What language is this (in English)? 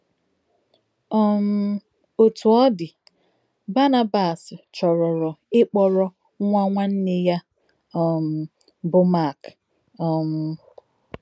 Igbo